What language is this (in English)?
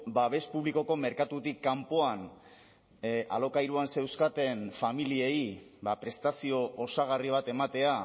Basque